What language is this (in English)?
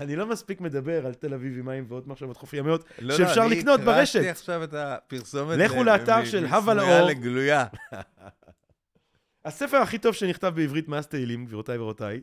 Hebrew